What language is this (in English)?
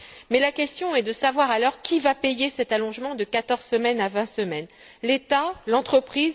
French